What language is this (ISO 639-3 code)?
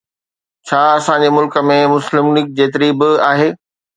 snd